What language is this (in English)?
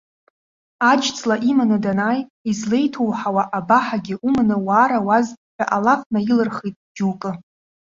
Abkhazian